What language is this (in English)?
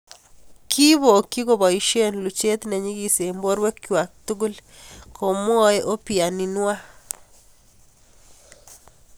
Kalenjin